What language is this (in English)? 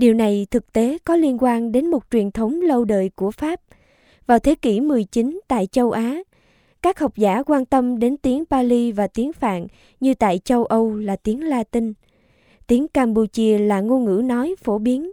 Vietnamese